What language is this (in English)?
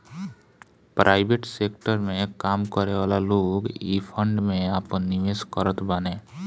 Bhojpuri